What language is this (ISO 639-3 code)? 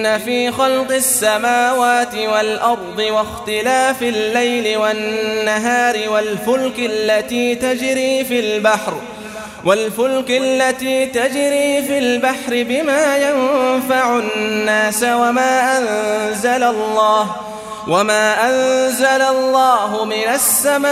ara